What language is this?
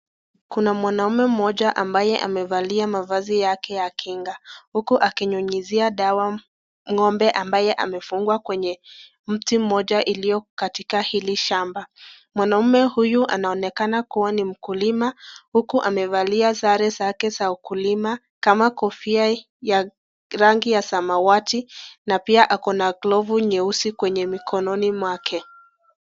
Swahili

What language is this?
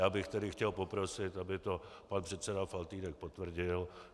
Czech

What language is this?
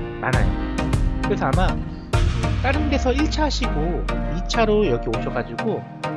Korean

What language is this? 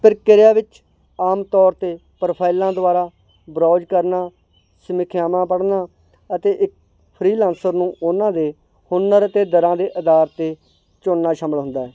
Punjabi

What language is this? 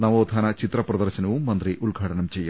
Malayalam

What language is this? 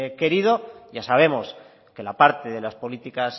Spanish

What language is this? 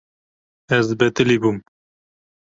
Kurdish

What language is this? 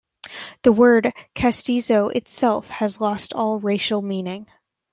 English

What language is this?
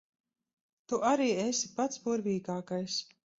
Latvian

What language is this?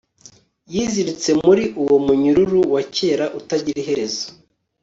Kinyarwanda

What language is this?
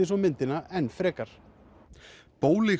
Icelandic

